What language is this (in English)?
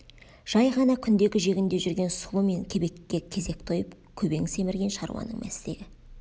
Kazakh